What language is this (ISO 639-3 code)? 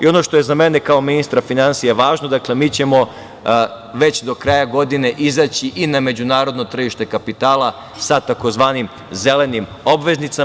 srp